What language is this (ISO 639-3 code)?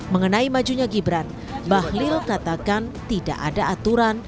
ind